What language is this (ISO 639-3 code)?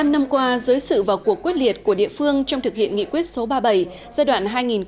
vie